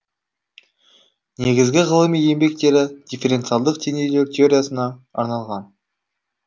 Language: Kazakh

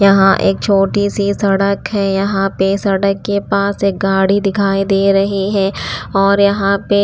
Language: Hindi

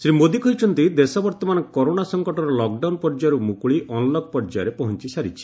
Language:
Odia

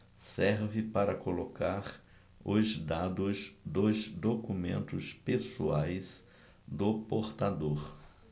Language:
Portuguese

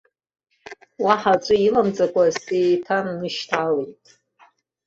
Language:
Abkhazian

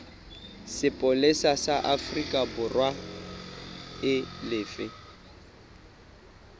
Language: Southern Sotho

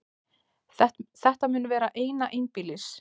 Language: Icelandic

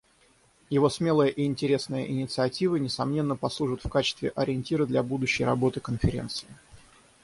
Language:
Russian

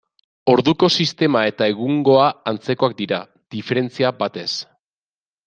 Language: Basque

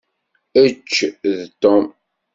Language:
Kabyle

